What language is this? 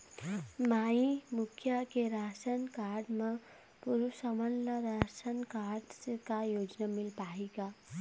Chhattisgarhi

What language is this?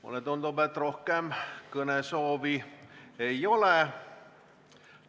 Estonian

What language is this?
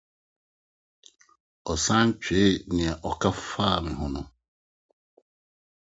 Akan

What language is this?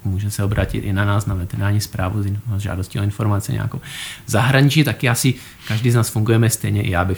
Czech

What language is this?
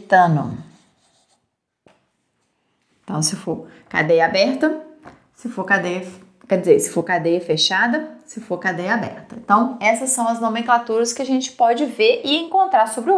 Portuguese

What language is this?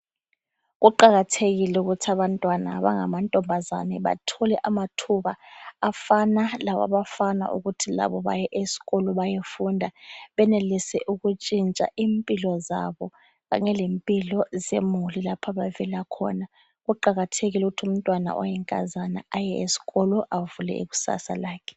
North Ndebele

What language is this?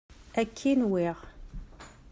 Kabyle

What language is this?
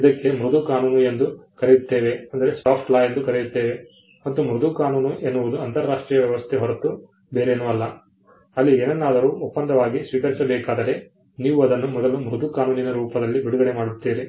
Kannada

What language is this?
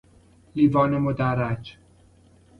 Persian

